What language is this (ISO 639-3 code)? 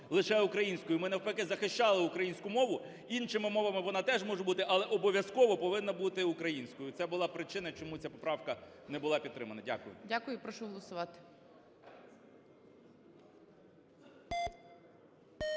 ukr